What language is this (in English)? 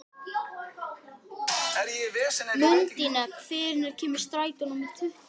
Icelandic